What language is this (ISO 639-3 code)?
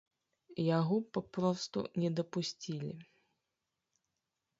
bel